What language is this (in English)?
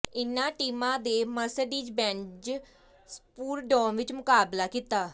Punjabi